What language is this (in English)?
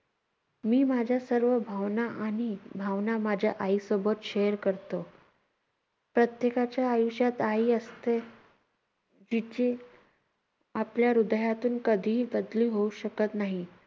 Marathi